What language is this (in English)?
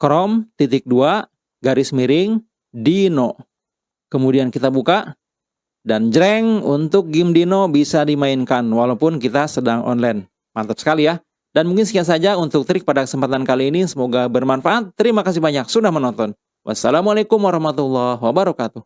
Indonesian